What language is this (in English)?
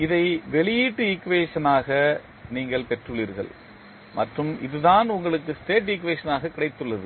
Tamil